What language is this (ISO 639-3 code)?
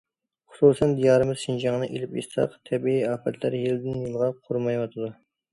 uig